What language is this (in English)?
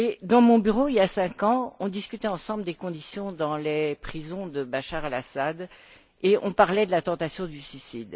French